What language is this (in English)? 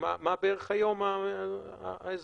Hebrew